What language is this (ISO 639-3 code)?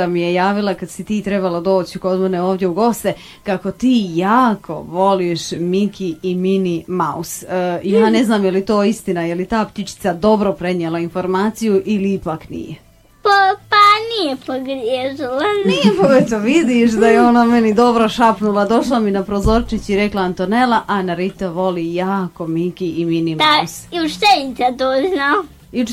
hrv